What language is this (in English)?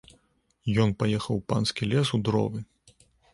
Belarusian